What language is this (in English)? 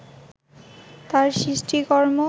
Bangla